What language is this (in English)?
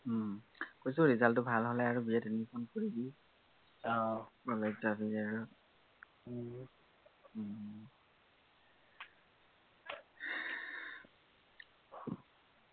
Assamese